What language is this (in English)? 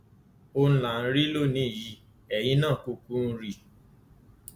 Yoruba